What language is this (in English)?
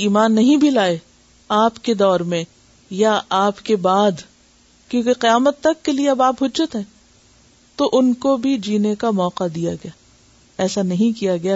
Urdu